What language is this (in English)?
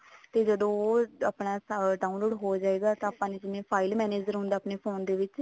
Punjabi